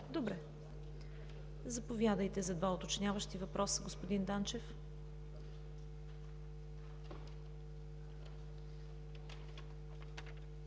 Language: Bulgarian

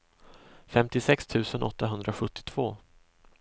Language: Swedish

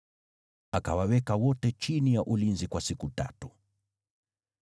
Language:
Swahili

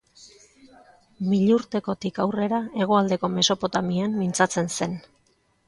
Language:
Basque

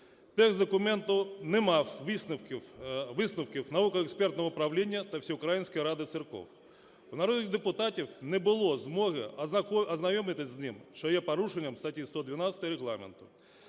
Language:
Ukrainian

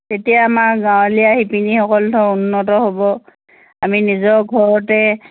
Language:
Assamese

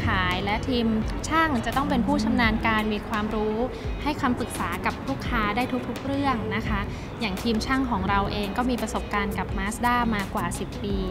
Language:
Thai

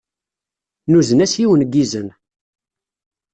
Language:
Kabyle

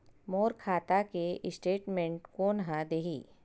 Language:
Chhattisgarhi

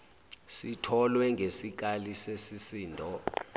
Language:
Zulu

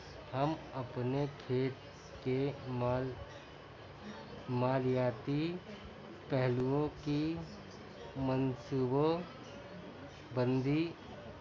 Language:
Urdu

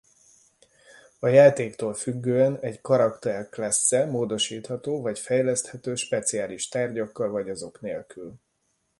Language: Hungarian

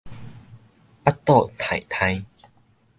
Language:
Min Nan Chinese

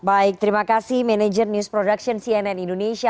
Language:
Indonesian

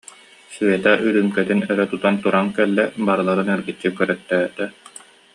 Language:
Yakut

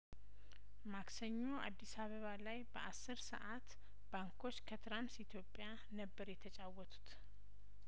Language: Amharic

